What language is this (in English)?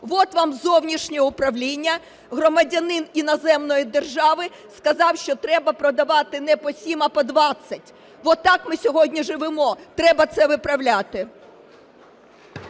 Ukrainian